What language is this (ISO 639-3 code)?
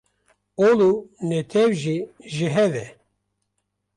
kur